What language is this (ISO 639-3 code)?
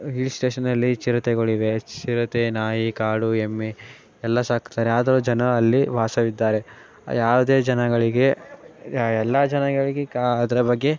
kan